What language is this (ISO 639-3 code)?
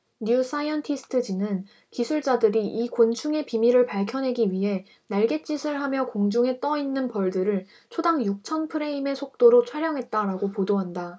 kor